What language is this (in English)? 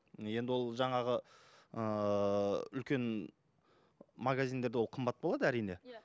Kazakh